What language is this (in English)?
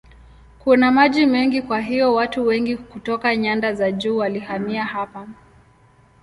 Swahili